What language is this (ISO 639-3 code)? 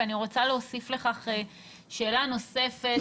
heb